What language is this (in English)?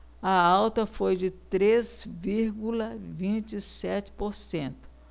Portuguese